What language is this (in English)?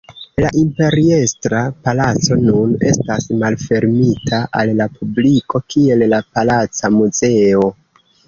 Esperanto